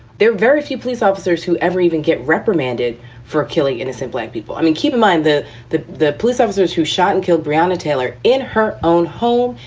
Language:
English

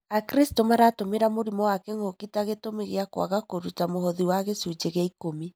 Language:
Kikuyu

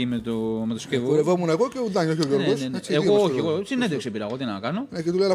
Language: Greek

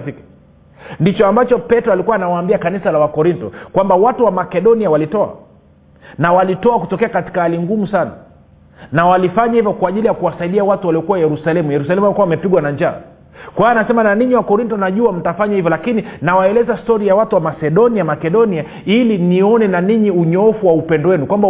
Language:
Swahili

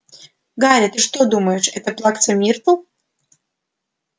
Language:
Russian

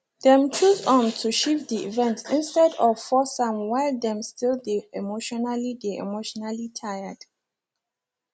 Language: Nigerian Pidgin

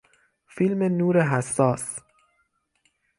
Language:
Persian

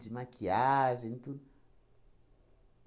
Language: Portuguese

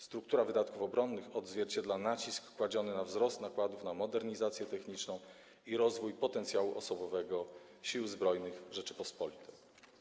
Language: Polish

